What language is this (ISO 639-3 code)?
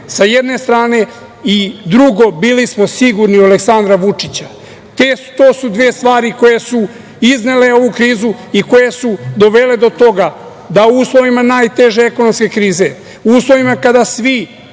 srp